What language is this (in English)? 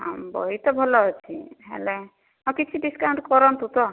Odia